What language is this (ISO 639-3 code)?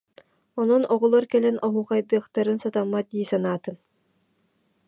sah